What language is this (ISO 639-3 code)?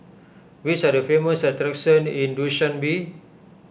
eng